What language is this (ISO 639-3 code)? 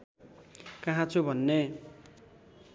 nep